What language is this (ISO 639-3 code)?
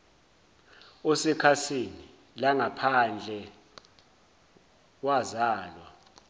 zul